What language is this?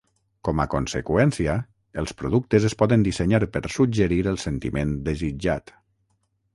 Catalan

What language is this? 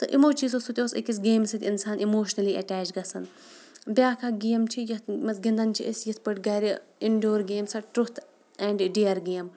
Kashmiri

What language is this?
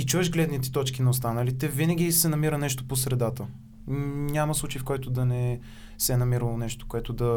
Bulgarian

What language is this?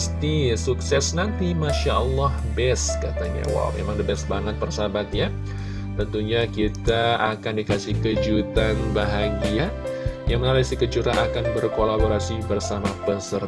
Indonesian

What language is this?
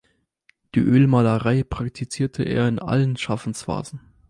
German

